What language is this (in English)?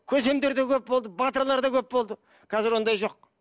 Kazakh